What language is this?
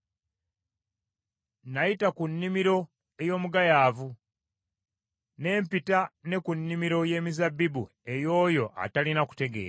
Ganda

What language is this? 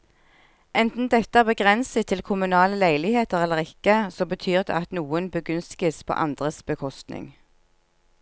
Norwegian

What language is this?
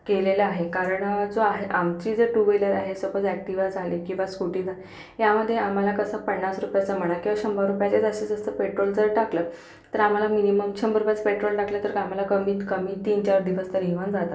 Marathi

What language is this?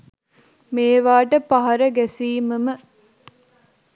Sinhala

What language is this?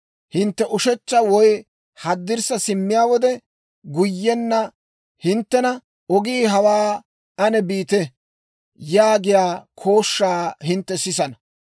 Dawro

